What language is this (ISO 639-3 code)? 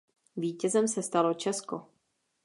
ces